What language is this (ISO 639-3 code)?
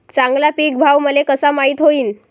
mar